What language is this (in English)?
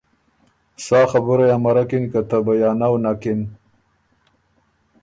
Ormuri